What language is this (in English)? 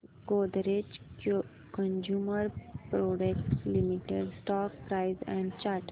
Marathi